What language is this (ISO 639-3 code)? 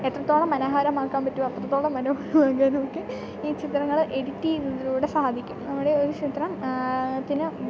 mal